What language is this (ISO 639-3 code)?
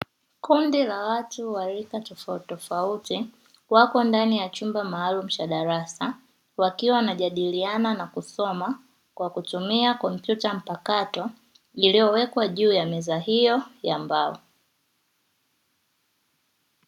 swa